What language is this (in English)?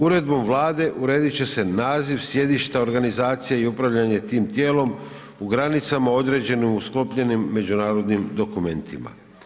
Croatian